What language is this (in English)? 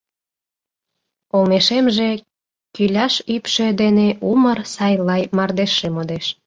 Mari